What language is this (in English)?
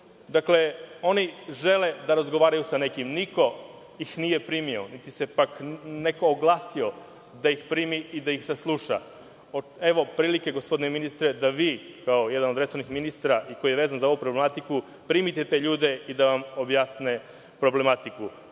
Serbian